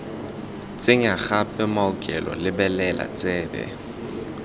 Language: Tswana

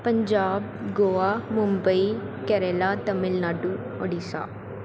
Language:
Punjabi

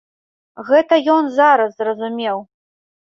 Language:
Belarusian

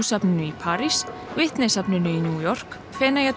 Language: Icelandic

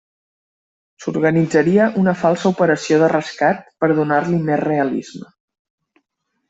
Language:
Catalan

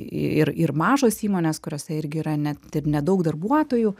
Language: Lithuanian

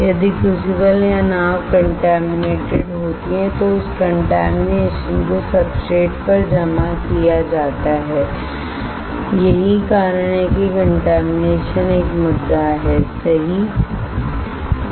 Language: Hindi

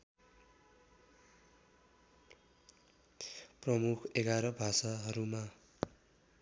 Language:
Nepali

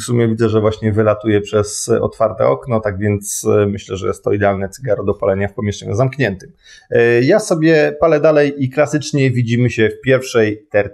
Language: Polish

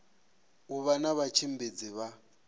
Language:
Venda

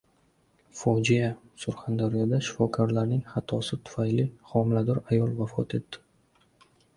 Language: Uzbek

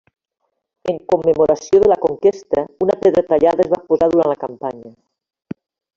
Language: Catalan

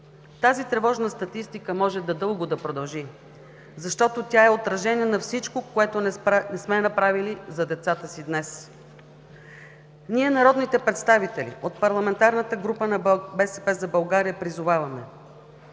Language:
Bulgarian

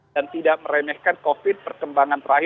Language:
Indonesian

